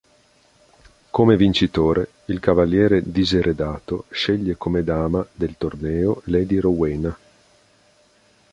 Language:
Italian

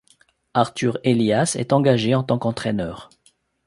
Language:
French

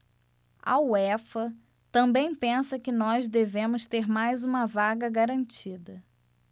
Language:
Portuguese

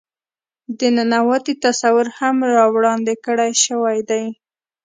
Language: Pashto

